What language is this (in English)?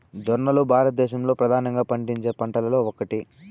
Telugu